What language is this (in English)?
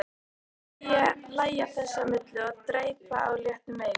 Icelandic